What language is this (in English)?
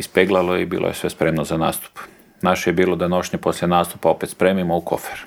Croatian